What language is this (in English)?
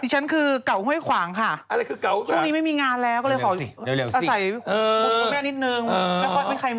Thai